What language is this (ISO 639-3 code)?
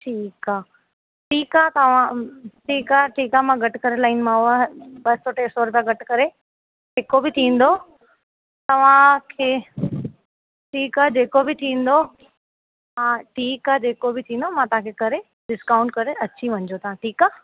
snd